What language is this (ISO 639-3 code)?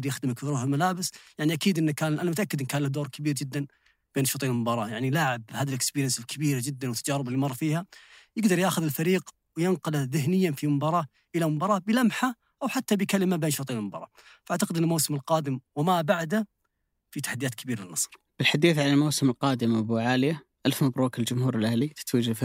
ara